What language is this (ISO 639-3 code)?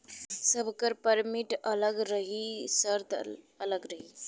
bho